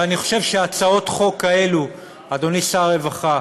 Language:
Hebrew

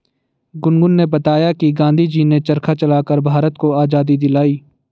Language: Hindi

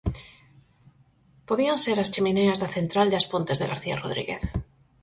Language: Galician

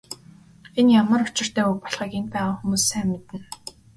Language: Mongolian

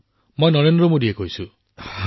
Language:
Assamese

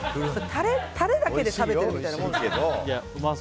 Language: Japanese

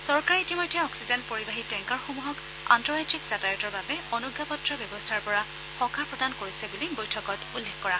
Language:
Assamese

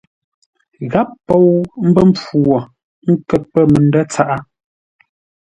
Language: Ngombale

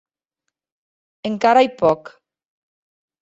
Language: Occitan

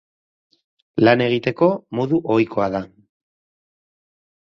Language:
Basque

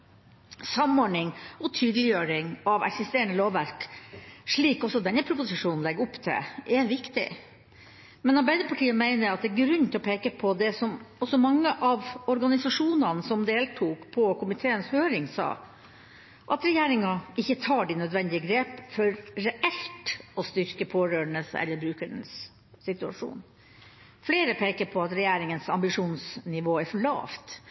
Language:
Norwegian Bokmål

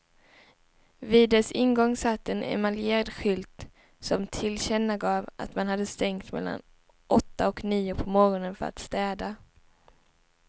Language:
Swedish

